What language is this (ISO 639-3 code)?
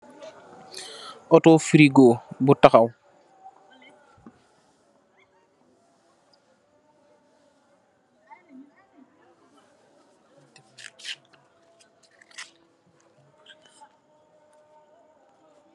wol